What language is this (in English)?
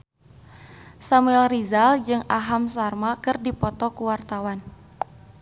Sundanese